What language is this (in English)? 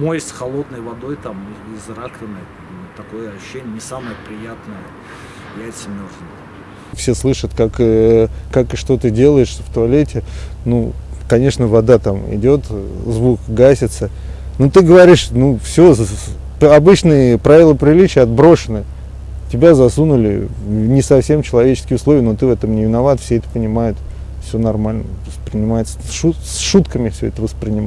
Russian